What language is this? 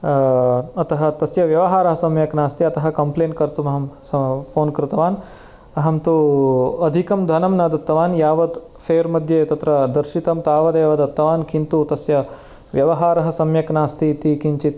Sanskrit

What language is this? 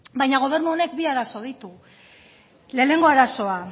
Basque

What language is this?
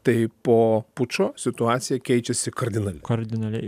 Lithuanian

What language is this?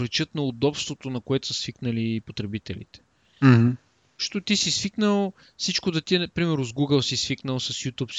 Bulgarian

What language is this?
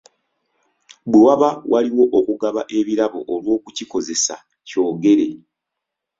Ganda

